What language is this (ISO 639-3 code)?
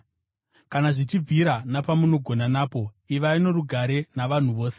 sna